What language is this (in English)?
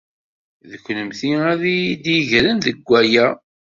Kabyle